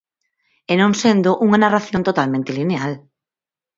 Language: Galician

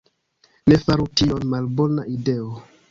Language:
Esperanto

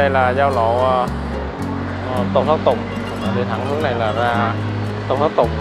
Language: Vietnamese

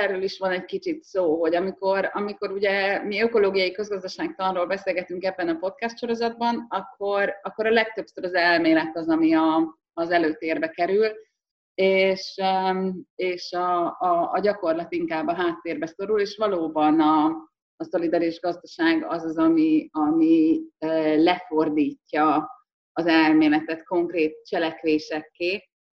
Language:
Hungarian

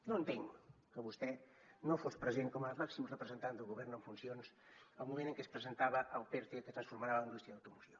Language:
Catalan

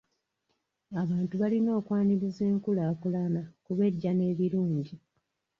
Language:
Ganda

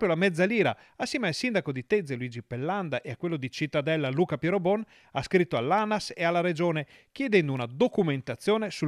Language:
Italian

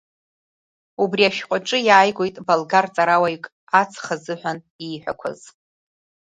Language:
Abkhazian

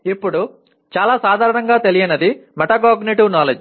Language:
Telugu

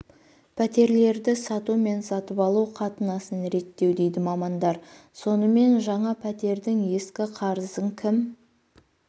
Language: Kazakh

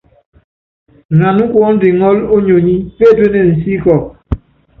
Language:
Yangben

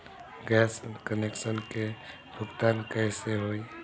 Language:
Bhojpuri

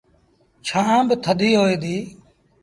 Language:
Sindhi Bhil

